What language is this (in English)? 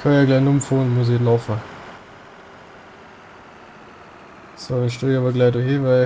German